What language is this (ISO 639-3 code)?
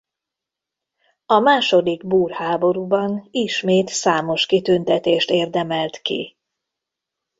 hun